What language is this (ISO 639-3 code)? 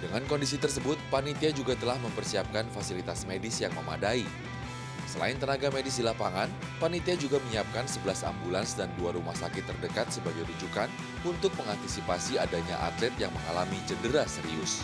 ind